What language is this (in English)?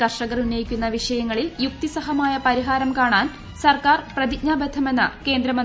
Malayalam